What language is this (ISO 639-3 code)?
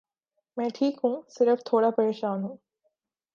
urd